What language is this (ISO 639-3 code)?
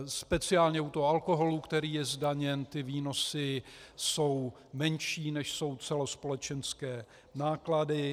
ces